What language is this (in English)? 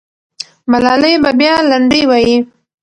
Pashto